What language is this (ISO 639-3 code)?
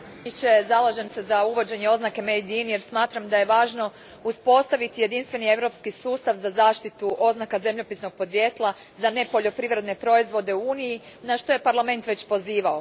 hrv